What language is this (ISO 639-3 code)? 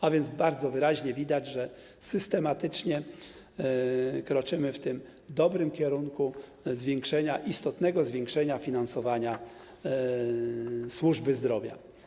pol